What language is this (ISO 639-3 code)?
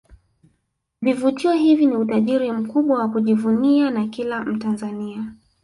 swa